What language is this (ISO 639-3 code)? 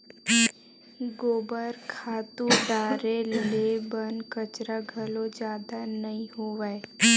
hne